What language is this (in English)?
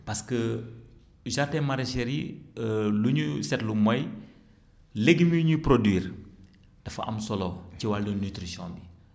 Wolof